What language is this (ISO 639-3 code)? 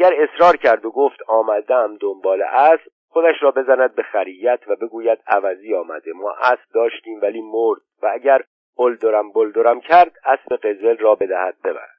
fas